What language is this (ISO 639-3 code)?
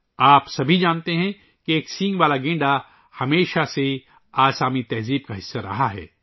urd